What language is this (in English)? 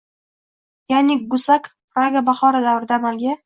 Uzbek